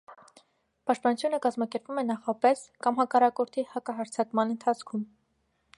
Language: Armenian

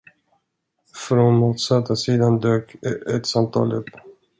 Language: Swedish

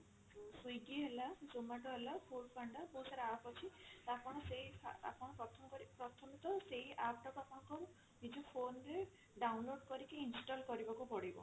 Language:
Odia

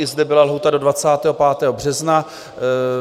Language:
Czech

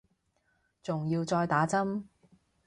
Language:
Cantonese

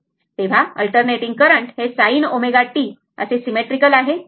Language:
Marathi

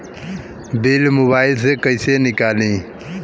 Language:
Bhojpuri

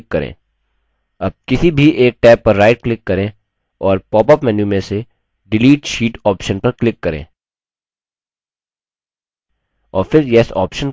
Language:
Hindi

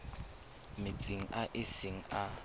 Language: Tswana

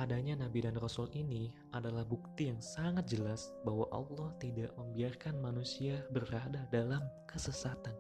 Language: Indonesian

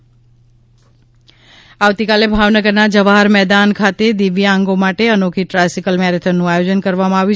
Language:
Gujarati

